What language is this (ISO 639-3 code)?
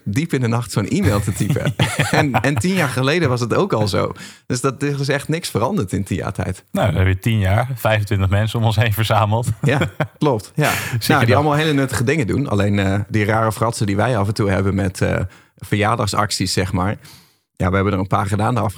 nld